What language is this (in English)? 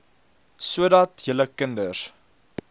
Afrikaans